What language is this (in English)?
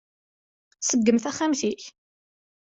Kabyle